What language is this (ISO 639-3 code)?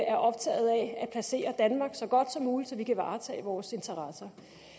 dan